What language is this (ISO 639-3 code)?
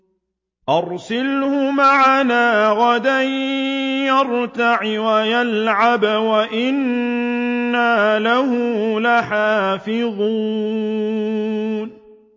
ara